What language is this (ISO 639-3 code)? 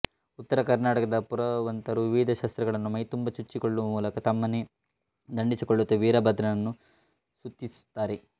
kan